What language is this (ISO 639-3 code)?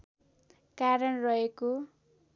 nep